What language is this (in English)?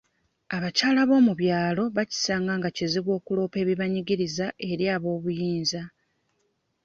Ganda